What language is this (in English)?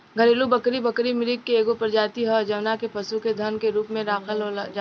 Bhojpuri